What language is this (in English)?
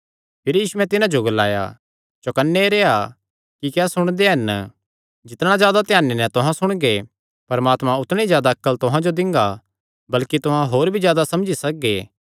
Kangri